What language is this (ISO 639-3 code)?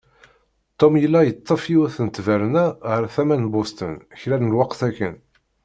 kab